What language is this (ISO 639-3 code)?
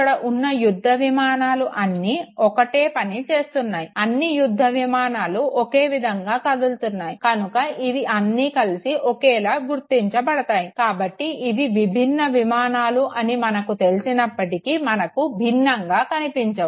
tel